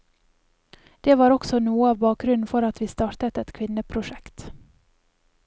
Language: Norwegian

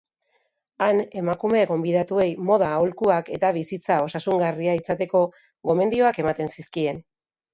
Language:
Basque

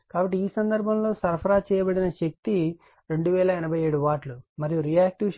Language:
Telugu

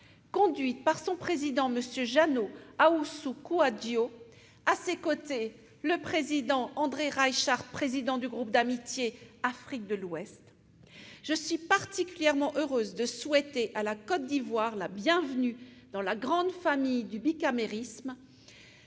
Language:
French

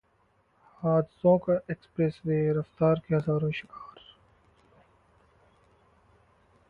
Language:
Hindi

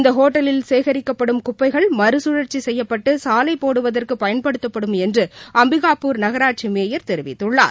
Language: Tamil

